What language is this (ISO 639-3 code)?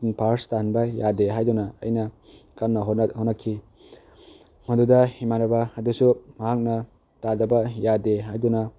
mni